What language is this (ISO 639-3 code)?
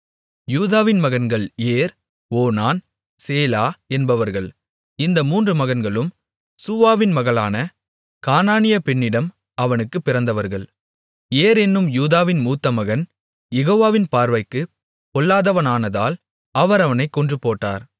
tam